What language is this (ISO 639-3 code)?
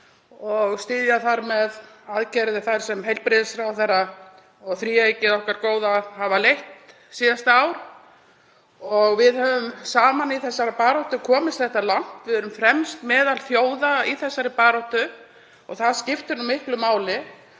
isl